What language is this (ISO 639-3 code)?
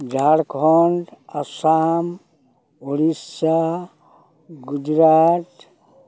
sat